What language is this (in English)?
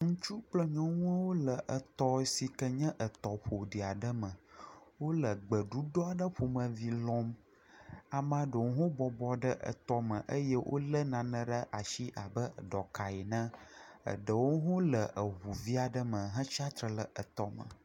Ewe